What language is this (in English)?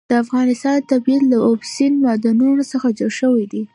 Pashto